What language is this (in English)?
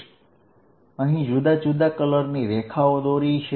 Gujarati